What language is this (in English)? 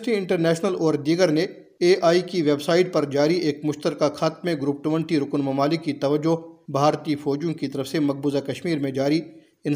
Urdu